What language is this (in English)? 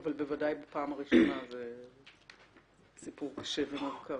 Hebrew